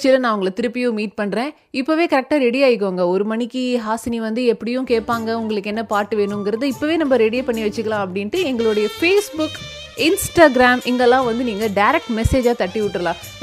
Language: Tamil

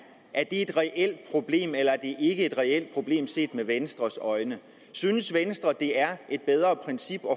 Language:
Danish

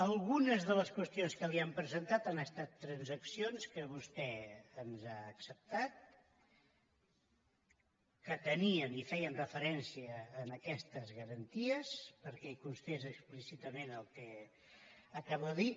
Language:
Catalan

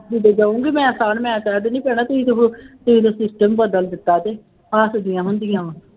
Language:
Punjabi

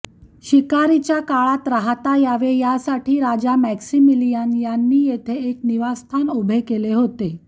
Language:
Marathi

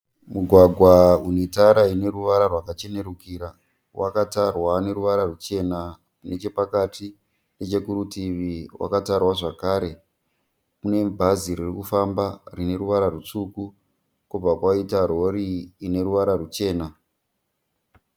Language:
Shona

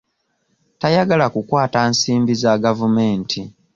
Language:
Ganda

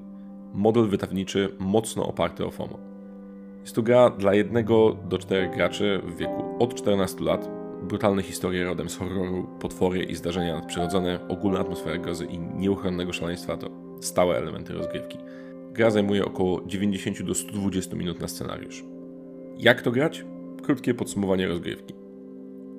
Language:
Polish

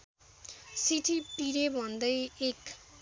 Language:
Nepali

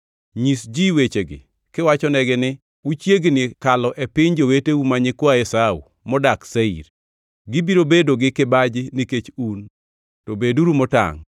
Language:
Luo (Kenya and Tanzania)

